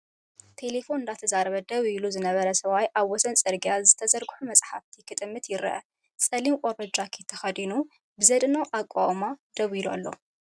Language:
Tigrinya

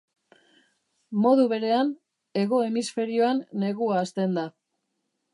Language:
Basque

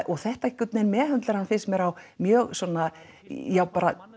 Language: Icelandic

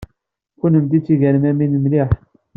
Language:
Kabyle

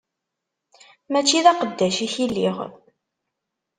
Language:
Kabyle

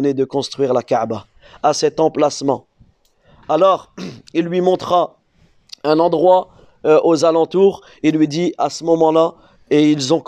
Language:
French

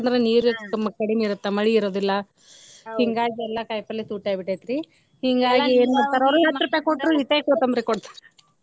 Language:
Kannada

